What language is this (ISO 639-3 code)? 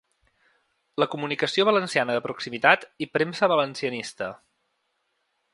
cat